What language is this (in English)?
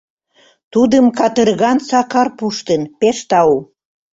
Mari